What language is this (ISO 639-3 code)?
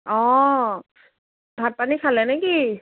asm